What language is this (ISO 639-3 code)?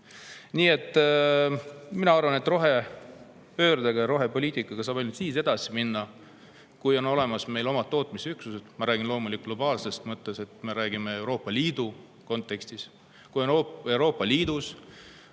est